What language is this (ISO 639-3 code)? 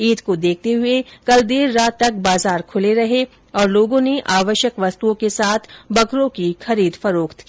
hin